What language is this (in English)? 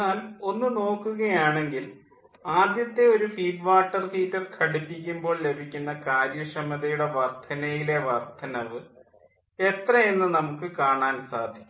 Malayalam